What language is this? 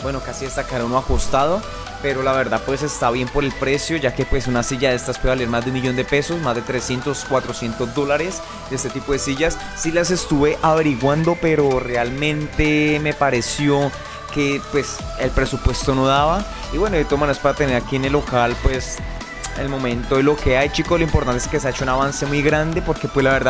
Spanish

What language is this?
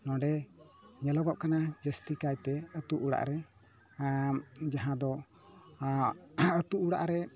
Santali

